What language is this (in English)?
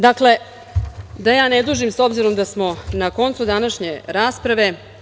Serbian